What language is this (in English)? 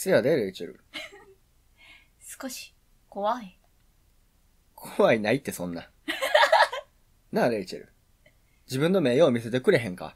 Japanese